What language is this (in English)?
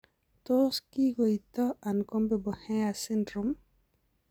Kalenjin